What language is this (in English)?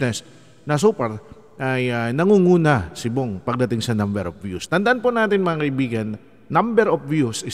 Filipino